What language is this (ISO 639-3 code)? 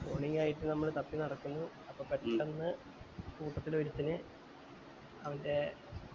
mal